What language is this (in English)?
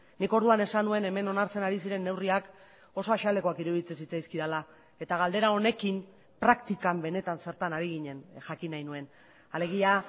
Basque